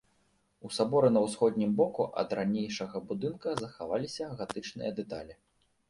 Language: Belarusian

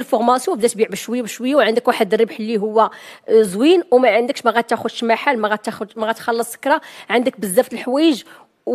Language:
Arabic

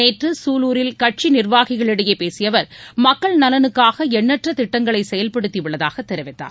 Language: Tamil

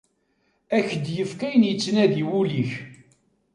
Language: Kabyle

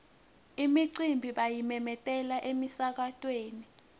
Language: Swati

